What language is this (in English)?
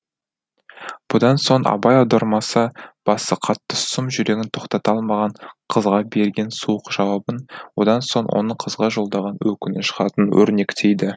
Kazakh